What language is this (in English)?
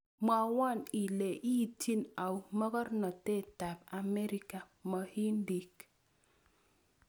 Kalenjin